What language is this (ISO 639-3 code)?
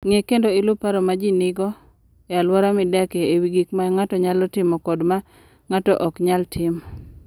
luo